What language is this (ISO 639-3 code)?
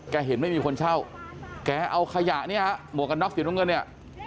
tha